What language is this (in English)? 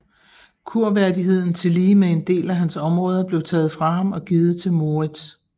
Danish